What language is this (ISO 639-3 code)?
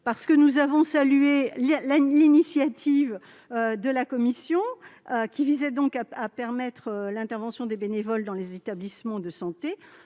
fra